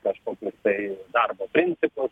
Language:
Lithuanian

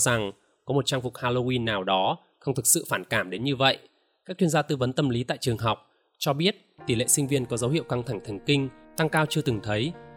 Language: Vietnamese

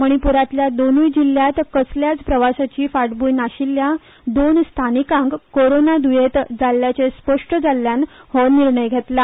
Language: Konkani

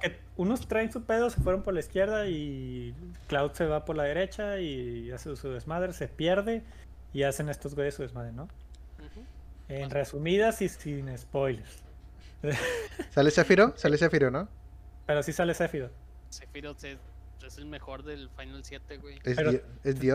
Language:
Spanish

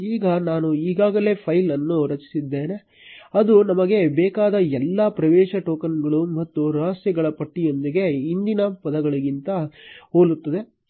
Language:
Kannada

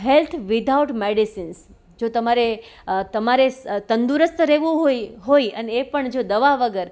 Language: Gujarati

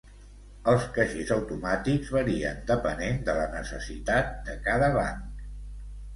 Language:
Catalan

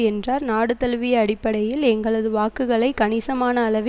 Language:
Tamil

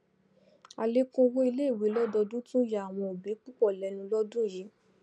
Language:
Yoruba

